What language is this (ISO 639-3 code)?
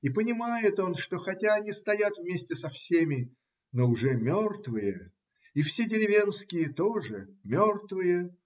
rus